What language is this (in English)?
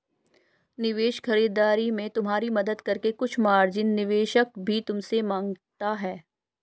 Hindi